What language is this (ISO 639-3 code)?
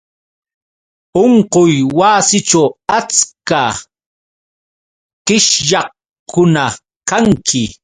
qux